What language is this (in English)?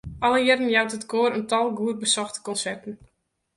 Western Frisian